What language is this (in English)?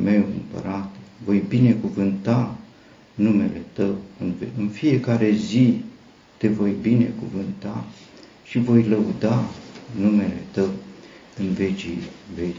Romanian